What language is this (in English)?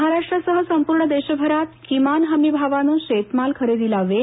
Marathi